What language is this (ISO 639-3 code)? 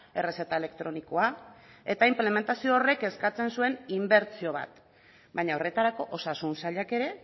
eus